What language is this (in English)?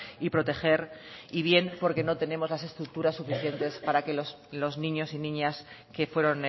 Spanish